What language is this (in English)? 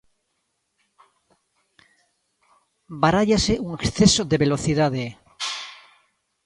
Galician